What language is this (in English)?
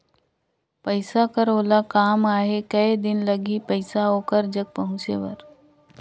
Chhattisgarhi